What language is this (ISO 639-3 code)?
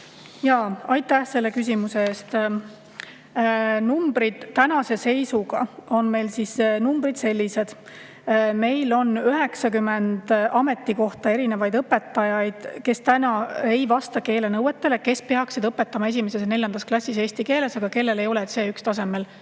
est